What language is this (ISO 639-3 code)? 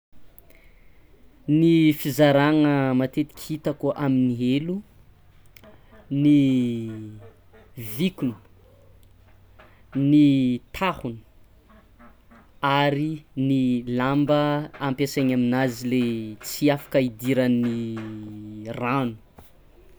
xmw